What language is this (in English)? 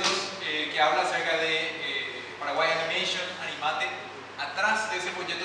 Spanish